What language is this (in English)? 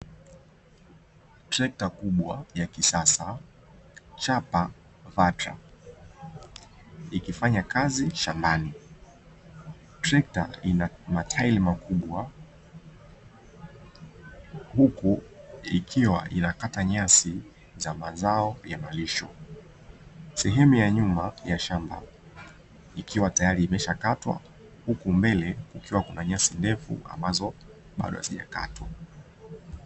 Swahili